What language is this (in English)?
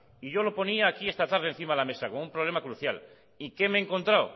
Spanish